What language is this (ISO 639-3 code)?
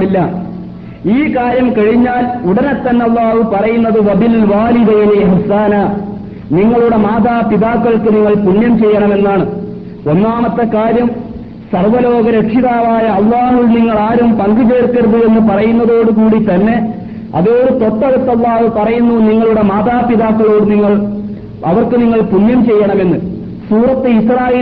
mal